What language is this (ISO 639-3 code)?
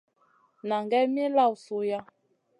mcn